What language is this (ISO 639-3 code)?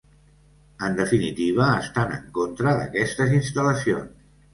cat